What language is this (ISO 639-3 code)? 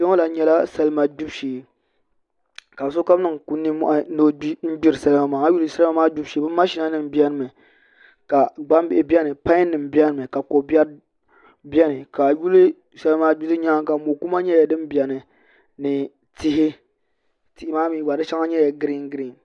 dag